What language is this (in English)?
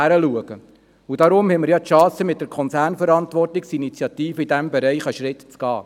Swiss German